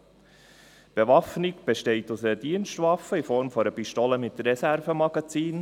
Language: Swiss German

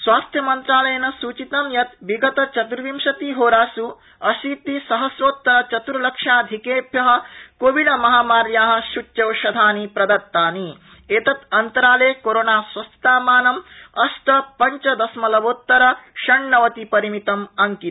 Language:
Sanskrit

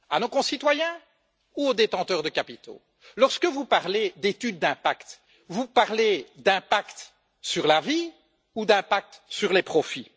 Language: French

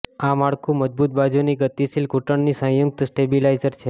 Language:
Gujarati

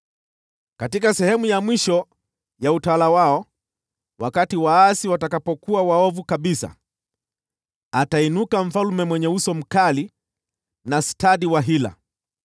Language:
Swahili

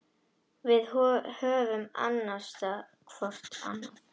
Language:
Icelandic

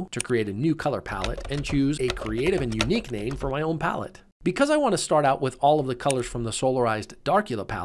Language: English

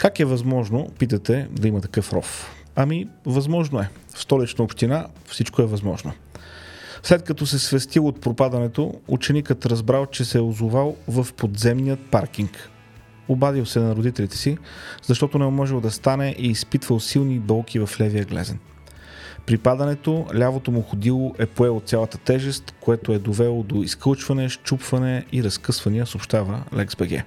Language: Bulgarian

